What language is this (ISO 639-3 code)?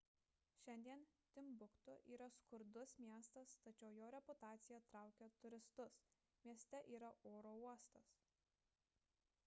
lit